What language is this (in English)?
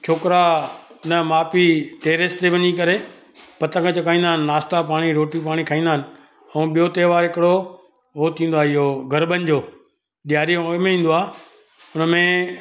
Sindhi